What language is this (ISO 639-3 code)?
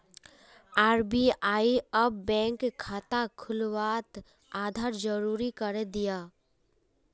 mag